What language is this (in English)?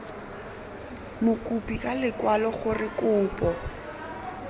Tswana